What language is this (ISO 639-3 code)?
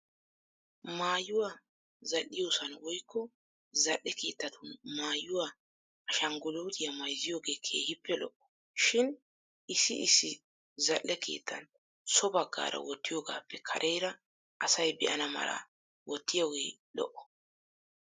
wal